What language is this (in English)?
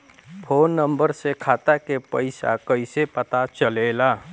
Bhojpuri